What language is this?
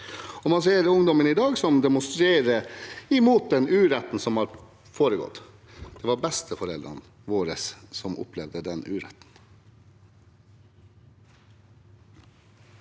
Norwegian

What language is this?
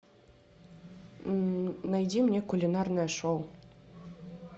Russian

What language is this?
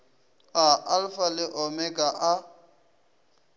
Northern Sotho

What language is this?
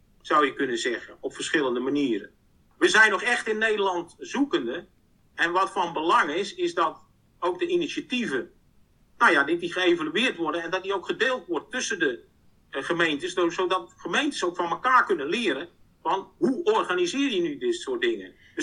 Dutch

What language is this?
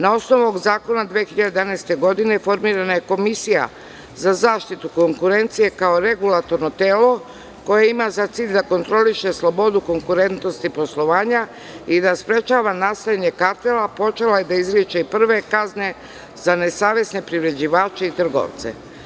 Serbian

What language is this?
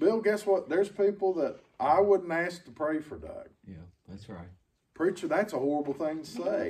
English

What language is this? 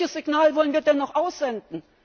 German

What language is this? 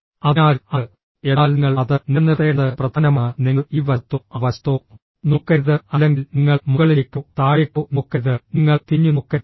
Malayalam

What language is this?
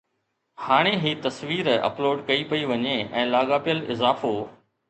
Sindhi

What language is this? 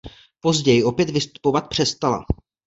Czech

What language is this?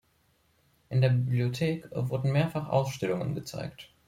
German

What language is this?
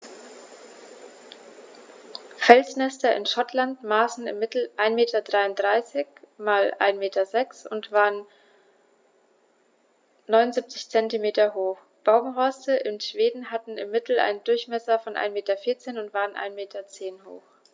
German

